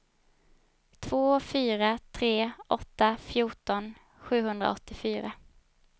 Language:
Swedish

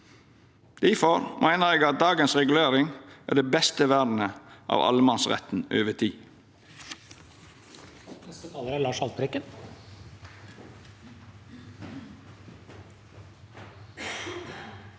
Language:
Norwegian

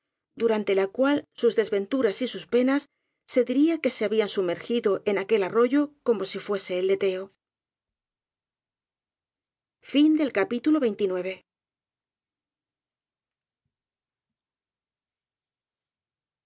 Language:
Spanish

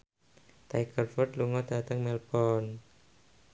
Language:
Javanese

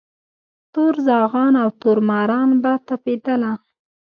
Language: Pashto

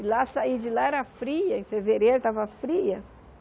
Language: Portuguese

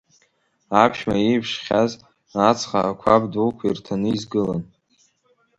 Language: Abkhazian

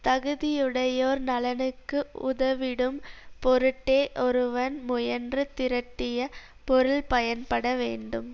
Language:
Tamil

